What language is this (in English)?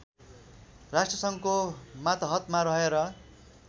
Nepali